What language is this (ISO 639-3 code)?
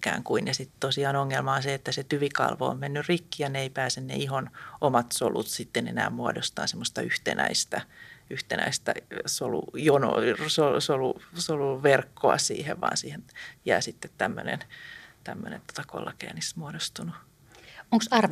fin